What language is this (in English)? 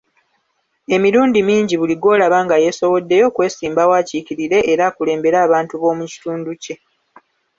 Ganda